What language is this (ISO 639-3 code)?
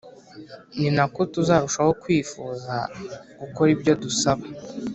kin